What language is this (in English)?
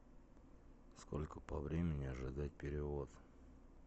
Russian